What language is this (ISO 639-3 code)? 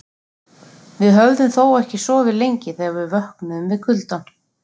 isl